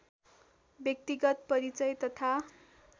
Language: Nepali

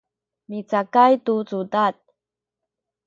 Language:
Sakizaya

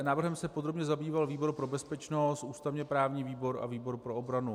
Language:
Czech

